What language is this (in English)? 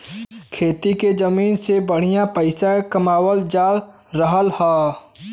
Bhojpuri